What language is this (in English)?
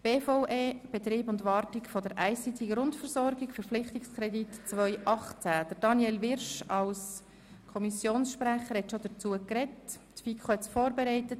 Swiss German